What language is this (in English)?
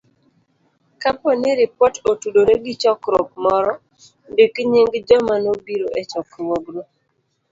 Luo (Kenya and Tanzania)